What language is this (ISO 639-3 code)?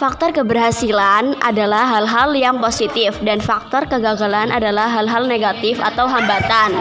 ind